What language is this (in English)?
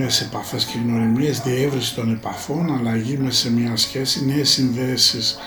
Greek